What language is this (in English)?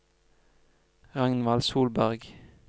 Norwegian